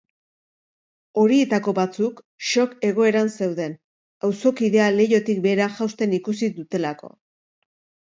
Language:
Basque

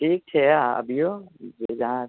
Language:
Maithili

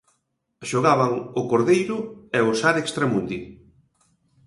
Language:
Galician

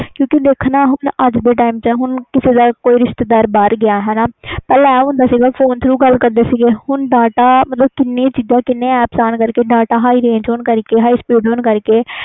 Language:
Punjabi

